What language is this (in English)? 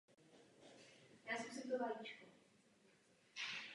Czech